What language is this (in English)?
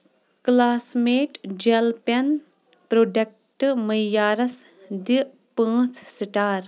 Kashmiri